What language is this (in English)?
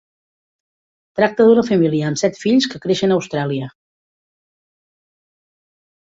Catalan